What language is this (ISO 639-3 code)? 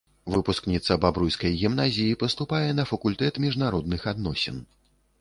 bel